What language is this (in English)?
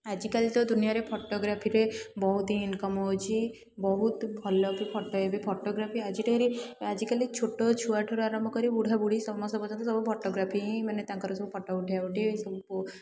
Odia